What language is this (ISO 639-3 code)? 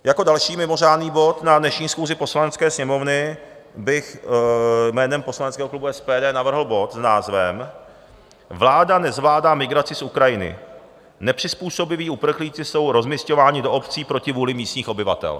ces